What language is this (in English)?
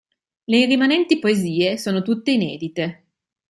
Italian